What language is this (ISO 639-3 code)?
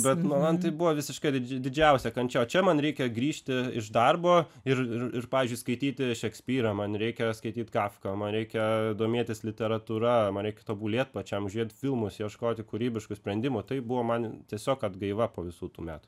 lit